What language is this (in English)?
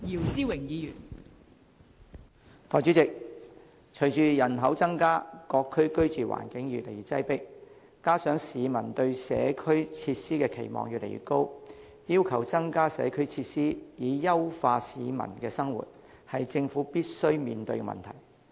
Cantonese